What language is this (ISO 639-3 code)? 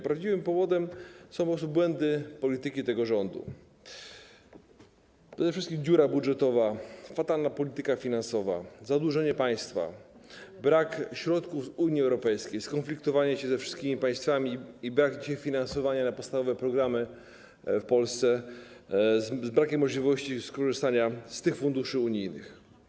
pol